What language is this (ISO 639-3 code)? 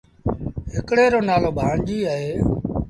sbn